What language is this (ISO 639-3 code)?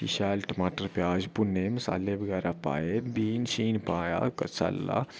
doi